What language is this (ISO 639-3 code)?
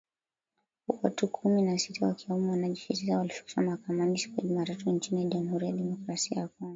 swa